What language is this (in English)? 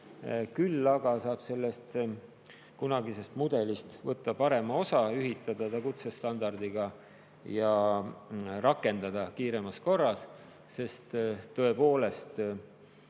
Estonian